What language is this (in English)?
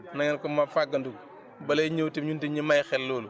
Wolof